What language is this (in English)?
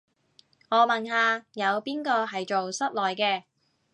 Cantonese